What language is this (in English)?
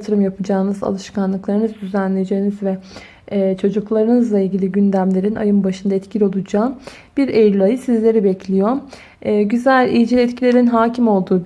Turkish